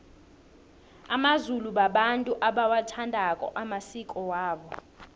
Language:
South Ndebele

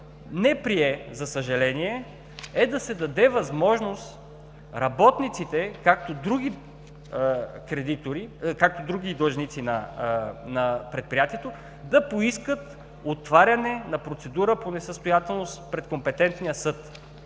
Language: Bulgarian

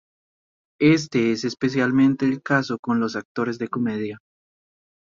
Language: Spanish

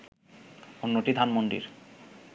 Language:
Bangla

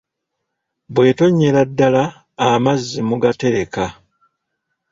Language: Ganda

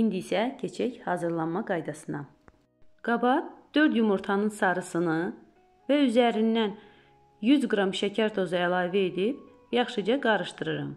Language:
Turkish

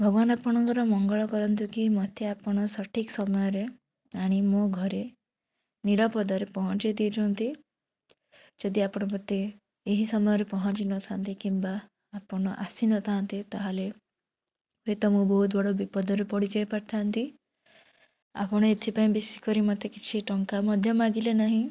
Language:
Odia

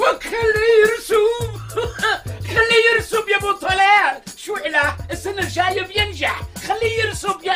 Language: Arabic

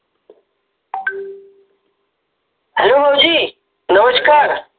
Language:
Marathi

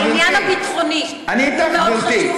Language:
Hebrew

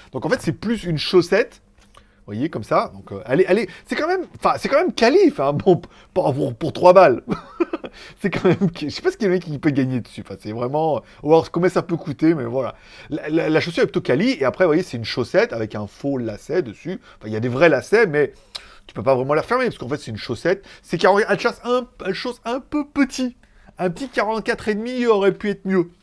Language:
French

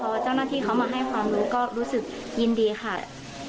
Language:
Thai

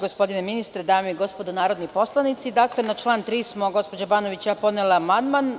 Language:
Serbian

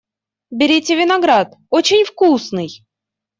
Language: Russian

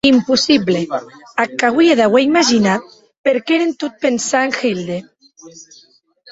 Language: Occitan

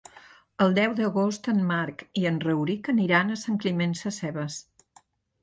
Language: Catalan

